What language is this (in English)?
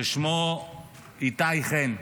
Hebrew